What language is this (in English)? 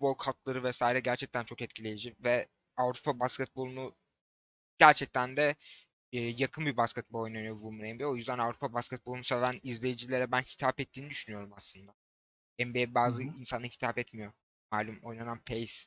Turkish